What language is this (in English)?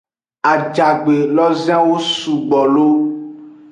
Aja (Benin)